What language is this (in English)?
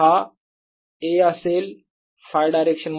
Marathi